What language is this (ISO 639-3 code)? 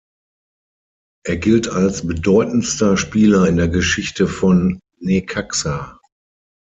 deu